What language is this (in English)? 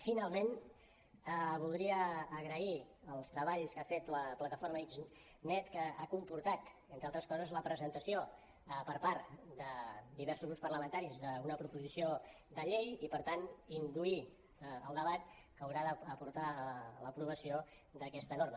Catalan